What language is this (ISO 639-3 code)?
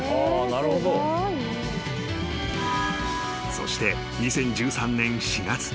jpn